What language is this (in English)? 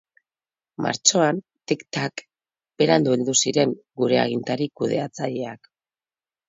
Basque